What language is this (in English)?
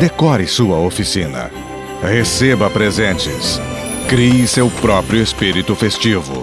Portuguese